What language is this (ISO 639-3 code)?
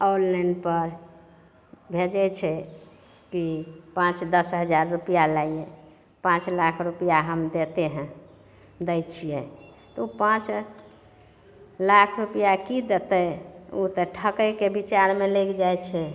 mai